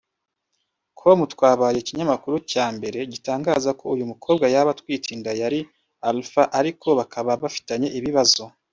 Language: Kinyarwanda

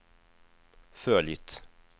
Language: Swedish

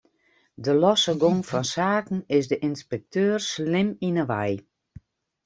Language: Western Frisian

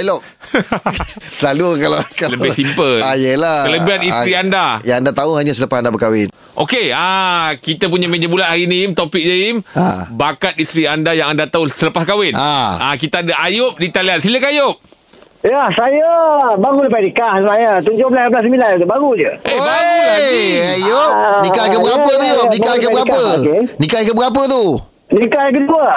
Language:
Malay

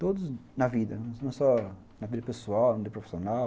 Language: Portuguese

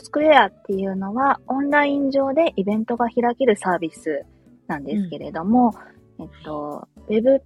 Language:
Japanese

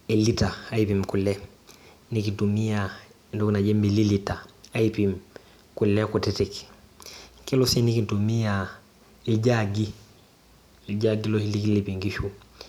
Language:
Masai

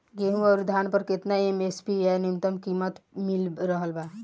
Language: Bhojpuri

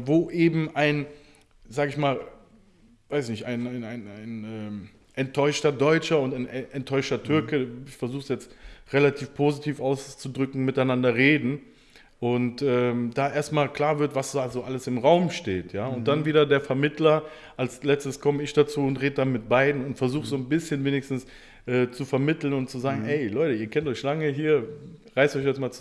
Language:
German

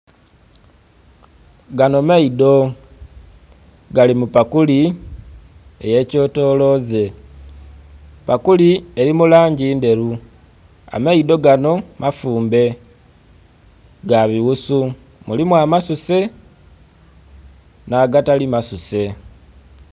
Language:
Soga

